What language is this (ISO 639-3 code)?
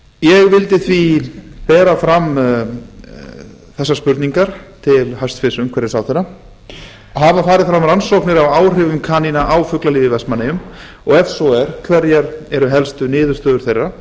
isl